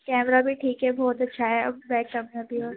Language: Urdu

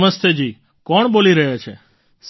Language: Gujarati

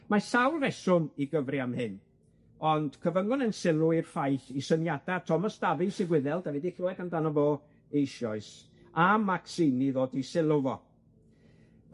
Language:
Welsh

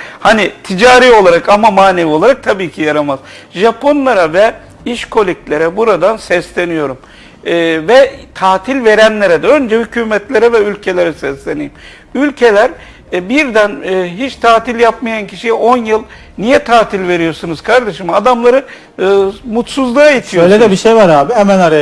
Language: Turkish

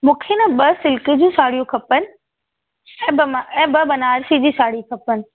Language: Sindhi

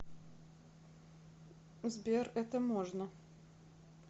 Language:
Russian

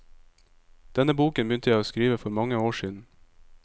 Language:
Norwegian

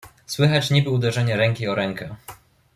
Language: Polish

